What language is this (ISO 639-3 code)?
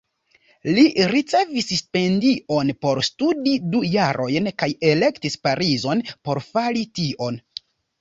epo